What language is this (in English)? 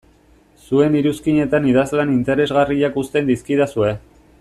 Basque